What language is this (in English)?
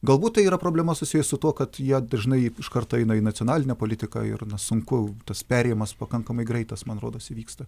Lithuanian